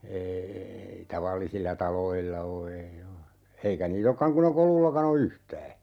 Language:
Finnish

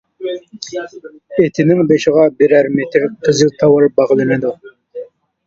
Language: Uyghur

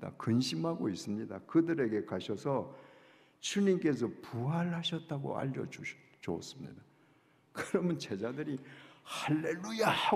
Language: Korean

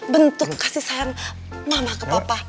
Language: Indonesian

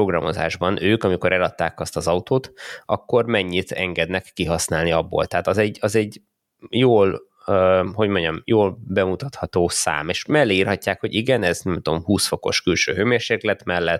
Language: Hungarian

